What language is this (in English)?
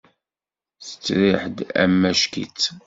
Kabyle